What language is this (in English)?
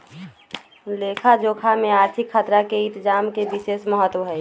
Magahi